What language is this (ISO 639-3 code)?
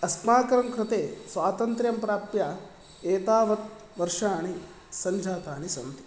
san